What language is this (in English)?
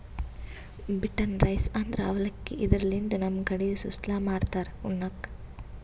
Kannada